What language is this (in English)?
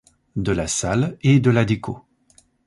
French